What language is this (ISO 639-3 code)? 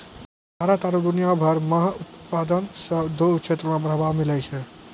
mai